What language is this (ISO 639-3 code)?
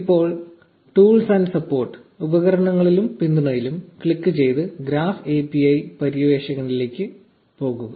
mal